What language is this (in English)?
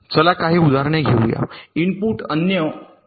Marathi